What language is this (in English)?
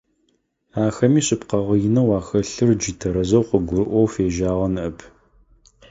Adyghe